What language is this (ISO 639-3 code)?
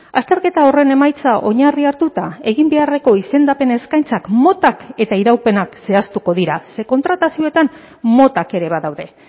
eus